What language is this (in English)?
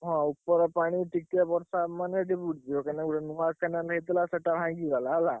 Odia